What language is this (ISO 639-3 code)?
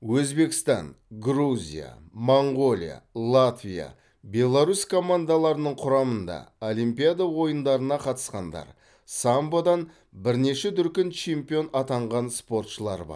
kaz